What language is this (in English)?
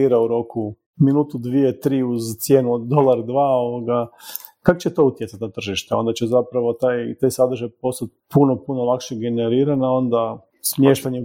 Croatian